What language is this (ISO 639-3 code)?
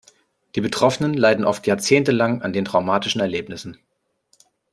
deu